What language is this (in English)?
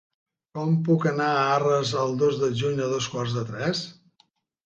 Catalan